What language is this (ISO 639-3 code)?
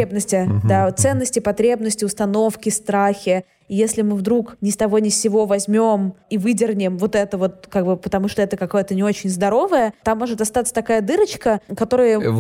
rus